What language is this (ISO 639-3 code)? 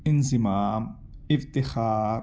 urd